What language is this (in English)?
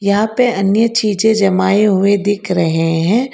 Hindi